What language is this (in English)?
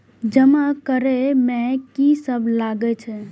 Maithili